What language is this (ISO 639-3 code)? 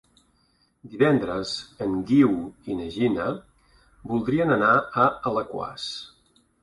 cat